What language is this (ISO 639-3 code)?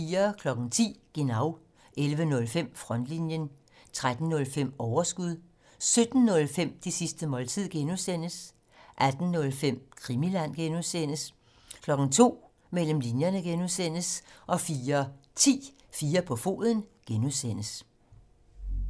dan